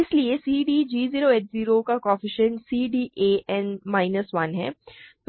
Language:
Hindi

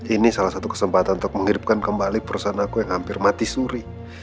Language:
Indonesian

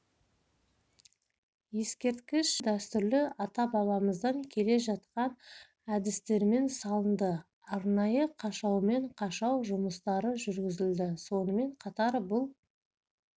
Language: Kazakh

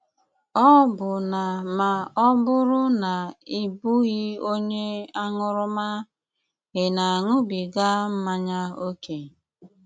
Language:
Igbo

